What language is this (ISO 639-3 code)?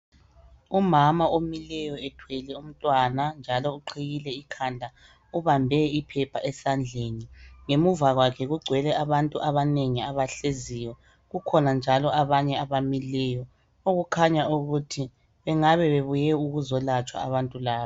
nde